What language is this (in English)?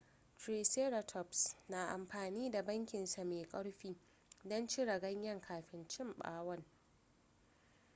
Hausa